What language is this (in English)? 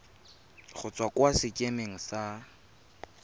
Tswana